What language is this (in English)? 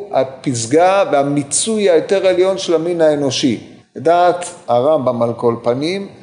Hebrew